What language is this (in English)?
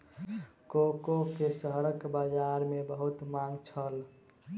Maithili